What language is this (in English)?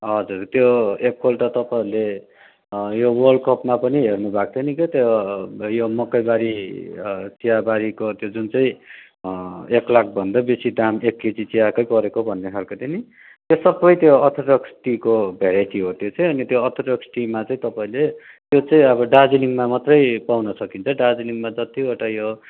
Nepali